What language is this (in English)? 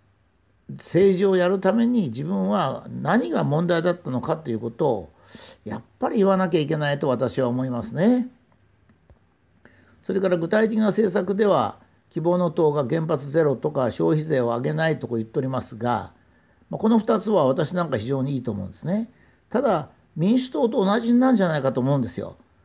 Japanese